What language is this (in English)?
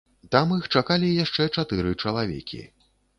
Belarusian